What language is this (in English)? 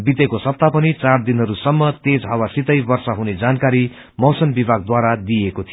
Nepali